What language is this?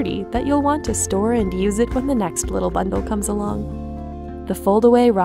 English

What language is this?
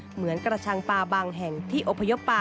Thai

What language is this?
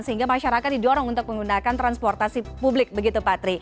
Indonesian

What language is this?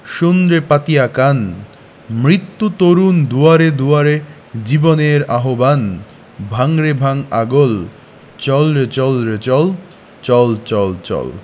Bangla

